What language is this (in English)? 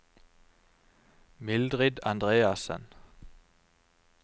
Norwegian